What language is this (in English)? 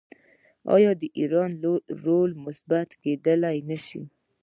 Pashto